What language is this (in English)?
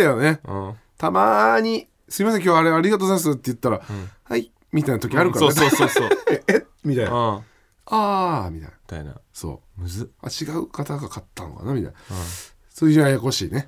Japanese